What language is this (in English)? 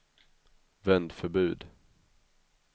Swedish